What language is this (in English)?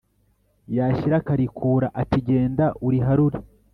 Kinyarwanda